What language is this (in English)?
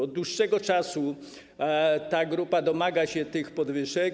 Polish